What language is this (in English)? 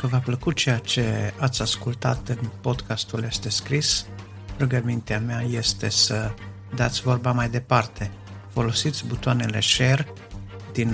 Romanian